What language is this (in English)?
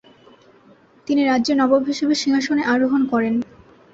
Bangla